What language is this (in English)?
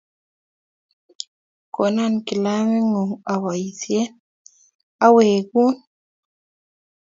Kalenjin